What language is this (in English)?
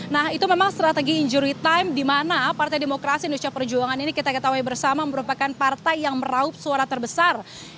Indonesian